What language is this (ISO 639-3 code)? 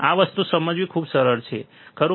guj